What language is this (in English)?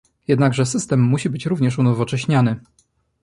Polish